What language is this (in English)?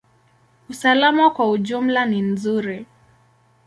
Swahili